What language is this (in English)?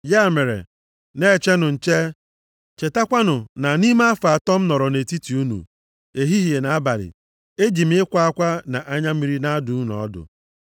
Igbo